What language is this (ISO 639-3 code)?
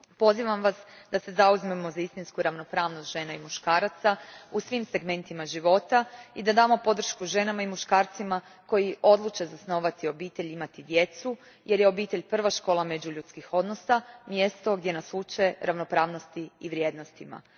hrv